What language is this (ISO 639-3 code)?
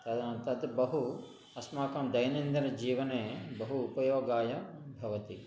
san